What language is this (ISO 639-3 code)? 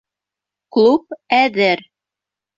bak